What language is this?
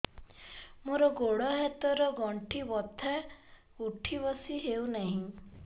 Odia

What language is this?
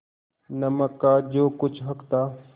Hindi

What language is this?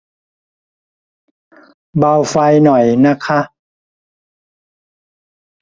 Thai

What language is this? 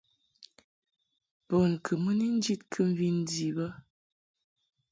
Mungaka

